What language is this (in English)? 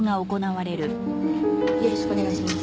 Japanese